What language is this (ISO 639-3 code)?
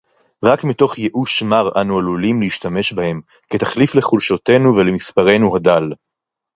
heb